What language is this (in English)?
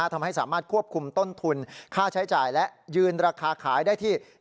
Thai